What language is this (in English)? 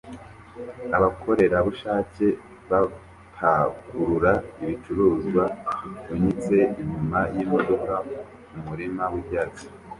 Kinyarwanda